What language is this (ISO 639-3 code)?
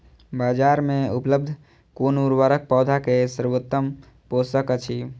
mai